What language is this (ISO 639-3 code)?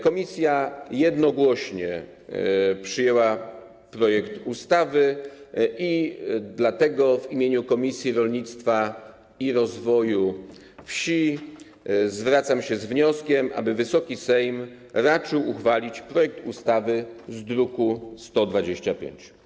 pol